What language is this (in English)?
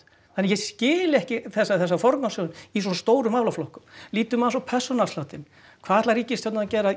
Icelandic